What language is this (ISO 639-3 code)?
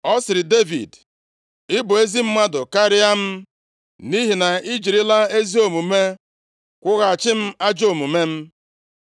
ibo